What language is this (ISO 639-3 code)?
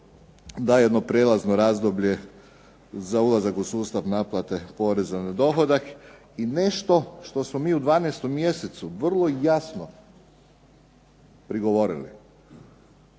hrv